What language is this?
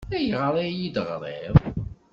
Kabyle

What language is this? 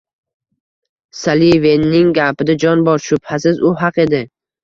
Uzbek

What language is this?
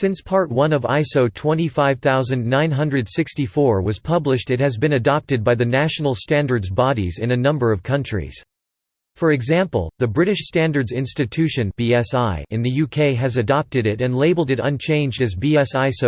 English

